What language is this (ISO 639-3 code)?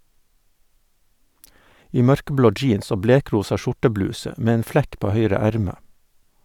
nor